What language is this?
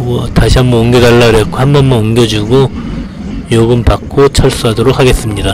Korean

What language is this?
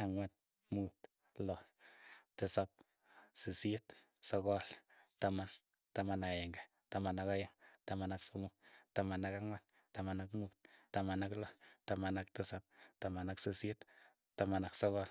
Keiyo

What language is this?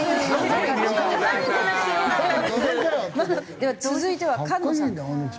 Japanese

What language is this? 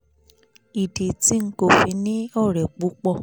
Yoruba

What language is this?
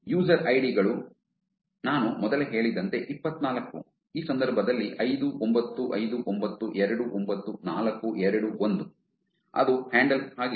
Kannada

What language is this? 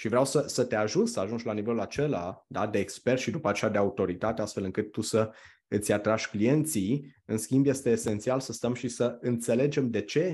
Romanian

